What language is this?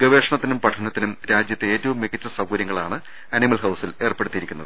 Malayalam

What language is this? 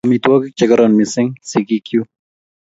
Kalenjin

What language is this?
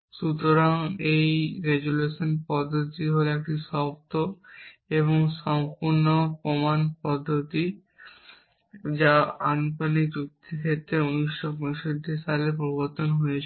Bangla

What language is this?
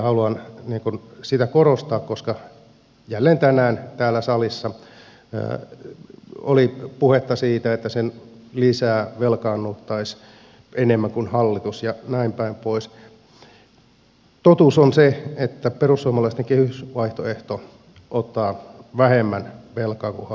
Finnish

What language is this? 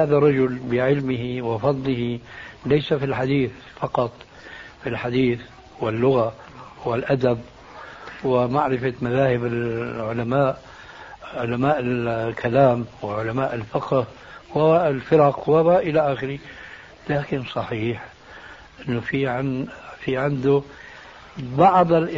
Arabic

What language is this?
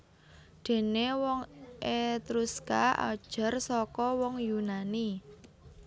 Javanese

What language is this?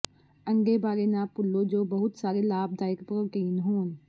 Punjabi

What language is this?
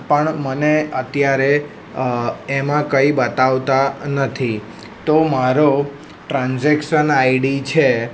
Gujarati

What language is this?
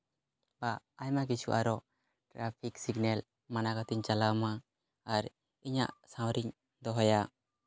Santali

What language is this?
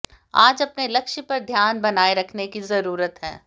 Hindi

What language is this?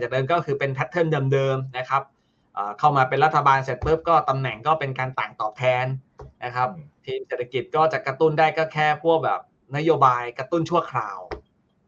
Thai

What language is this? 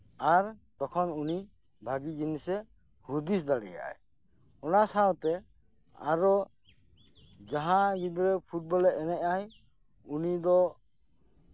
Santali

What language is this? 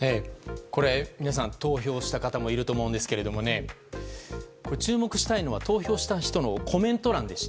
Japanese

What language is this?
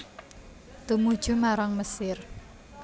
Javanese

